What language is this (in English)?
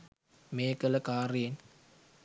Sinhala